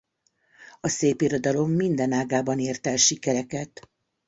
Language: Hungarian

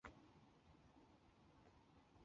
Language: Chinese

